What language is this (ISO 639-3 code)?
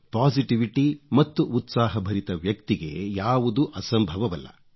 kan